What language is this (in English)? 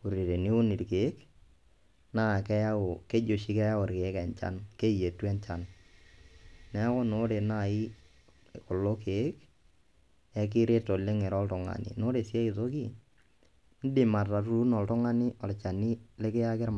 Masai